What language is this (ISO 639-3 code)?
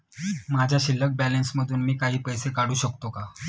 mar